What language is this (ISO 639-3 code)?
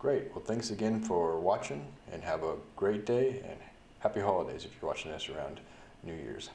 eng